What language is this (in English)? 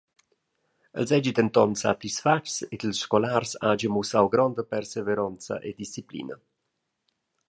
Romansh